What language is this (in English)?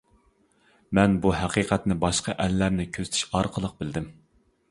Uyghur